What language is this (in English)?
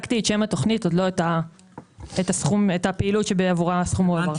Hebrew